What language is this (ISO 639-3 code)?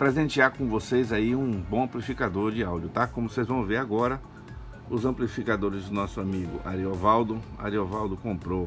por